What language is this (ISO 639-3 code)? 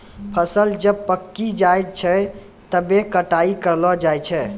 mai